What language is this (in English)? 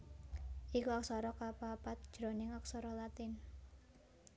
Javanese